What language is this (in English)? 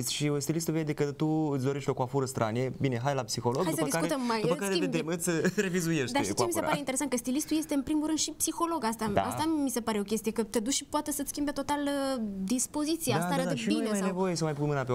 Romanian